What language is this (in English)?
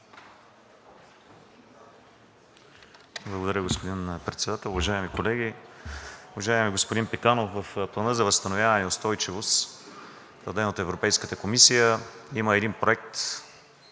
Bulgarian